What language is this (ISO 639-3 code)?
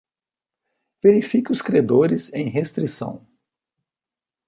por